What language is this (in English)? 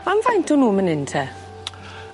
Welsh